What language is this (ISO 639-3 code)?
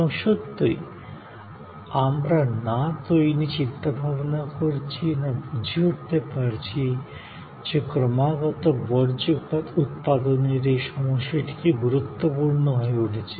ben